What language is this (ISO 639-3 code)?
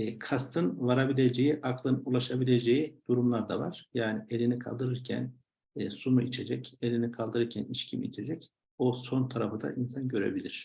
tur